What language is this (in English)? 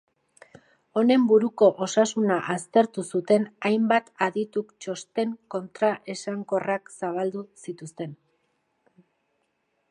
Basque